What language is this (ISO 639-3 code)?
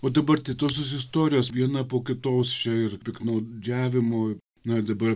lit